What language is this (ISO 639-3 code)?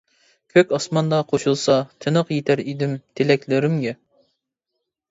uig